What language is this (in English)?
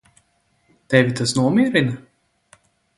Latvian